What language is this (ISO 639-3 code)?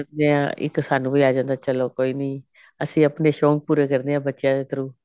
pan